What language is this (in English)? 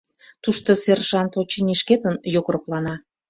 Mari